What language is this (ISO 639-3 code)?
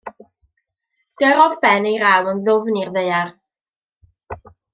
cym